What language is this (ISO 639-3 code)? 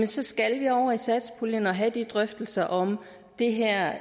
dan